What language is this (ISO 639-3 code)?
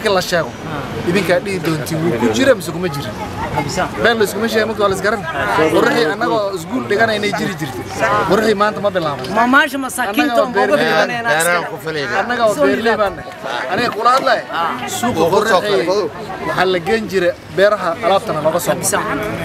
ara